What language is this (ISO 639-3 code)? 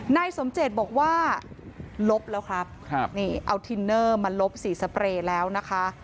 tha